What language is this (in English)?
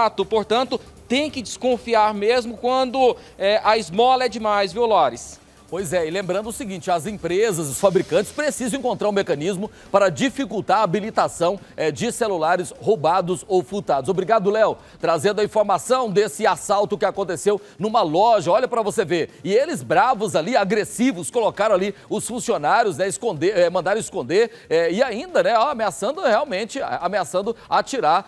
Portuguese